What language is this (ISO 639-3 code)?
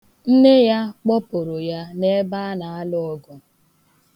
ibo